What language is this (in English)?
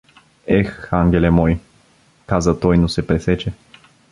Bulgarian